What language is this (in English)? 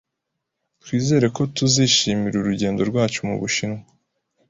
Kinyarwanda